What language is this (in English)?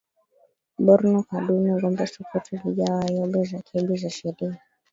Swahili